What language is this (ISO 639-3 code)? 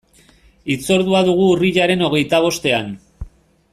eus